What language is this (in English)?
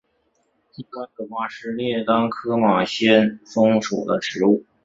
Chinese